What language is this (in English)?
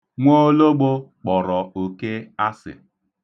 Igbo